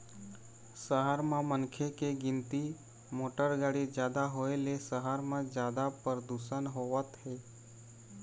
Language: Chhattisgarhi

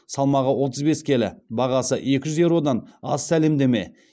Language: Kazakh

